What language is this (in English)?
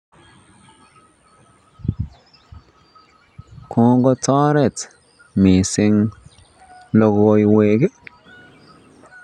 Kalenjin